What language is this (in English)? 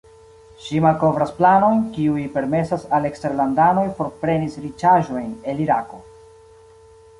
Esperanto